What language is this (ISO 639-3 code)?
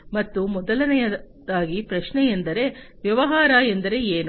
kan